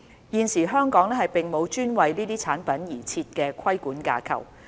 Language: Cantonese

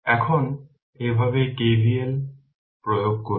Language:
Bangla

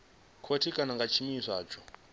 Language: Venda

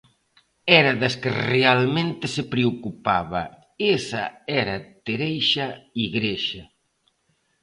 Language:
Galician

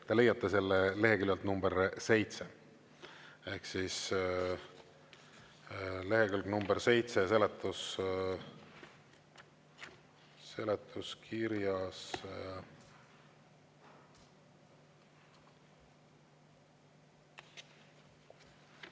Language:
Estonian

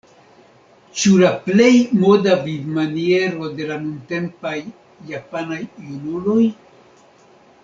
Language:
Esperanto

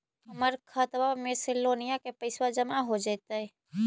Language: Magahi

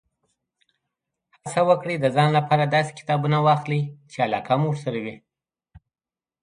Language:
Pashto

